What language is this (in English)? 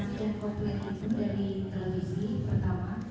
Indonesian